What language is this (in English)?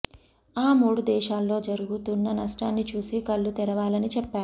Telugu